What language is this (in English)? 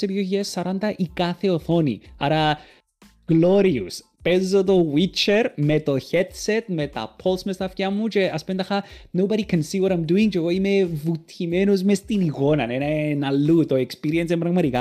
Greek